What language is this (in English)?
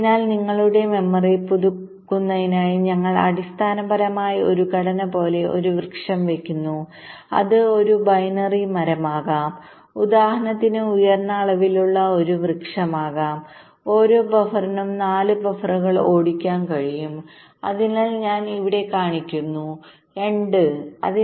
Malayalam